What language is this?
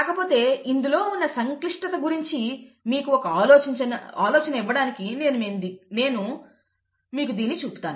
Telugu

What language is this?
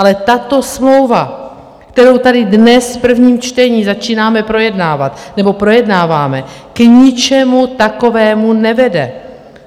Czech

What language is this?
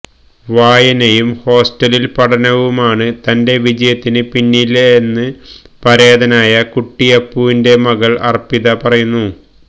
Malayalam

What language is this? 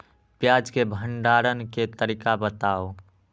Magahi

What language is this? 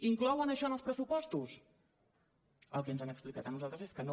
Catalan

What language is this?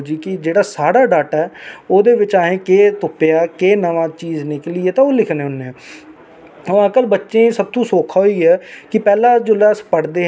Dogri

